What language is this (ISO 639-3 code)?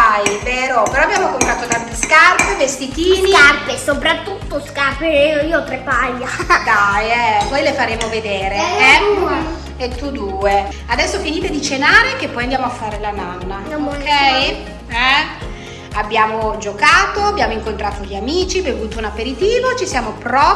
ita